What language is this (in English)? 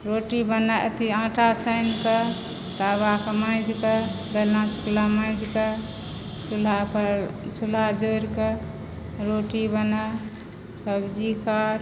Maithili